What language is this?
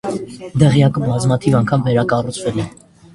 Armenian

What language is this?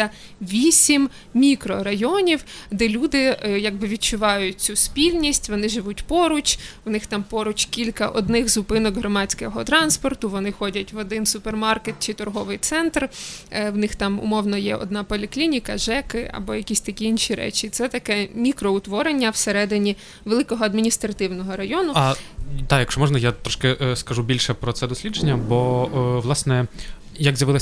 Ukrainian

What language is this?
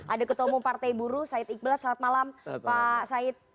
Indonesian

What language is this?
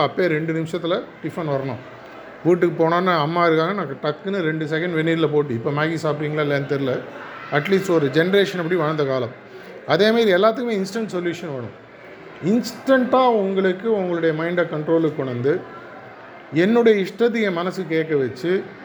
Tamil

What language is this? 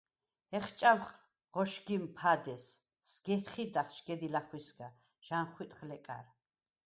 Svan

